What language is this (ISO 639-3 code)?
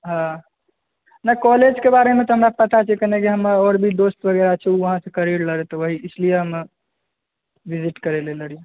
mai